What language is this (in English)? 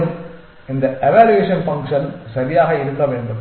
Tamil